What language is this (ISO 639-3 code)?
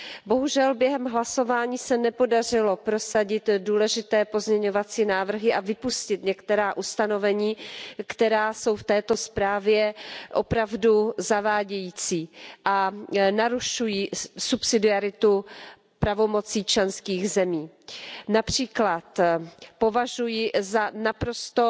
ces